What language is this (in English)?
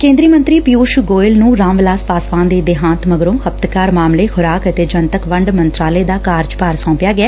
Punjabi